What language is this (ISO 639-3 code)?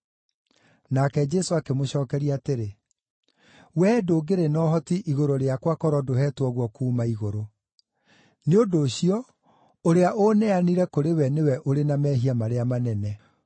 kik